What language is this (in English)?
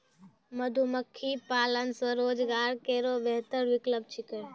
Maithili